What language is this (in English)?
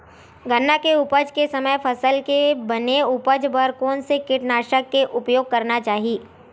Chhattisgarhi